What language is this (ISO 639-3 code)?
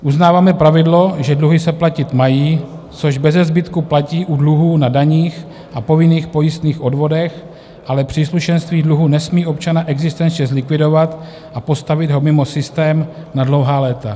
ces